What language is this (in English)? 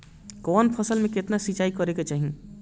Bhojpuri